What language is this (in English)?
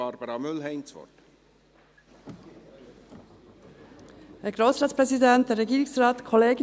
Swiss German